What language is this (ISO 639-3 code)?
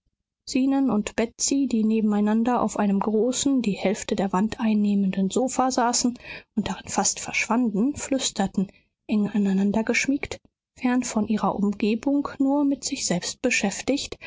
deu